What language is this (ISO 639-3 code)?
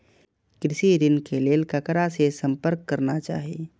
mai